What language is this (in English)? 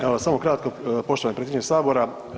Croatian